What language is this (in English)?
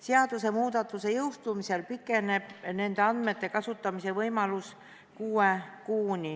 Estonian